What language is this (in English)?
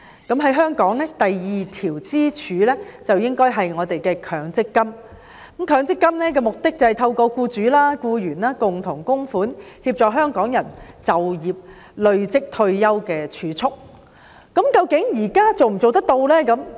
Cantonese